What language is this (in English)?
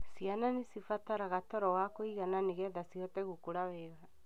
Kikuyu